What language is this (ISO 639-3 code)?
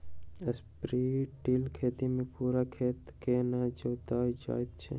mai